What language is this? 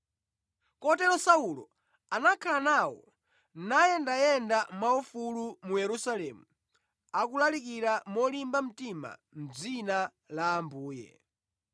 Nyanja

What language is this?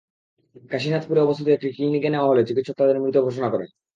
Bangla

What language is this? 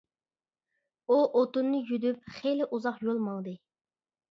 Uyghur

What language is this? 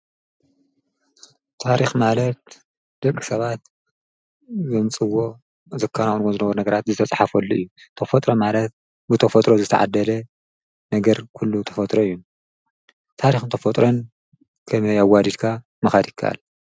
Tigrinya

